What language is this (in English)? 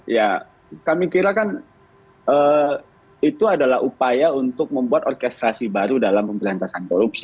Indonesian